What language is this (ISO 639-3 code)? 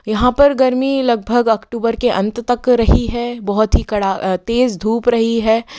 hin